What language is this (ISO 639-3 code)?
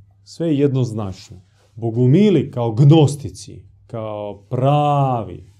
hrv